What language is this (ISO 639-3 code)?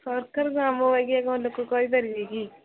ori